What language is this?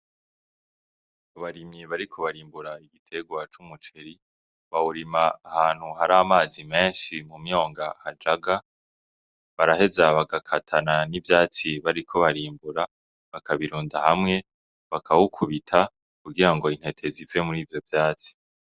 Rundi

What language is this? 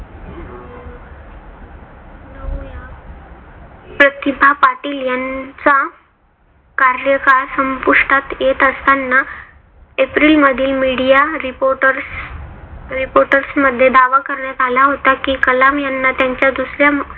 Marathi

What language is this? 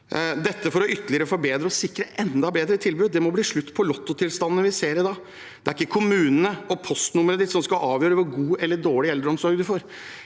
Norwegian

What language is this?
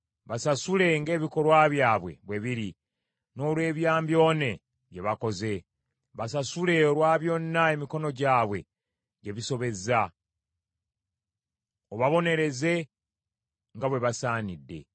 Ganda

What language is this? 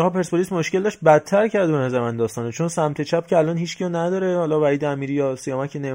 Persian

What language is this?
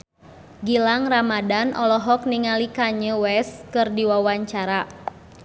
Sundanese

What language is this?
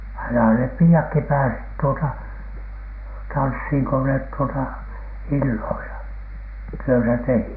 Finnish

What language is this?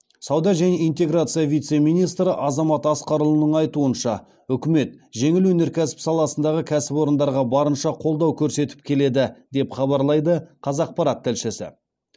Kazakh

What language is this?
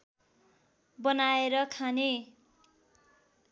Nepali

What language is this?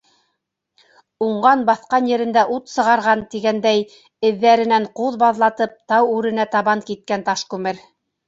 Bashkir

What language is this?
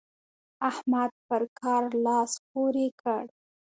Pashto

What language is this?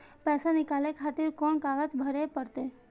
Maithili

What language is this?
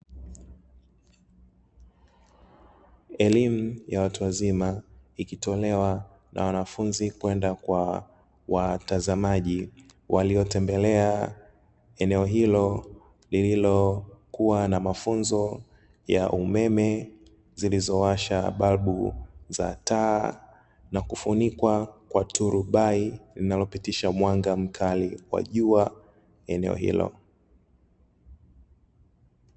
Swahili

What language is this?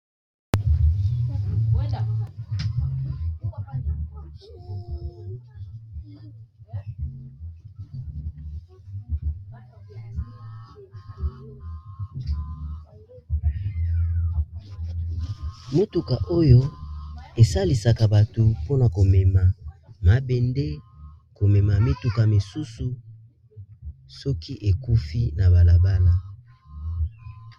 Lingala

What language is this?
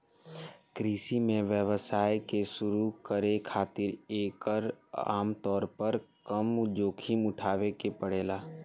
Bhojpuri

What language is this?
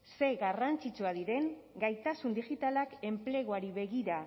Basque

